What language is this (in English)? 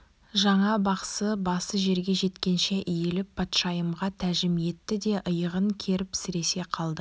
Kazakh